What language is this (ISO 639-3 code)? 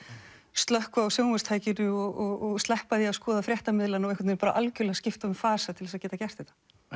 isl